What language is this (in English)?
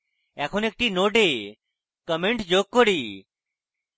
Bangla